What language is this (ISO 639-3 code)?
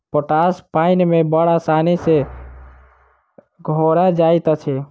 mai